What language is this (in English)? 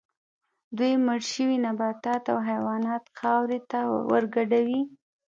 Pashto